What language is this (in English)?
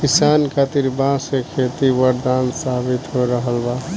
Bhojpuri